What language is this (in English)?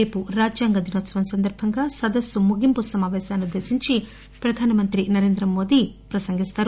Telugu